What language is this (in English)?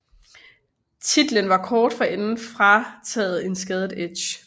Danish